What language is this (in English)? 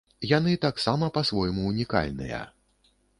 Belarusian